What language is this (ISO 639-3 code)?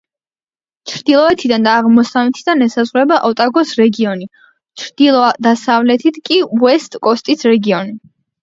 kat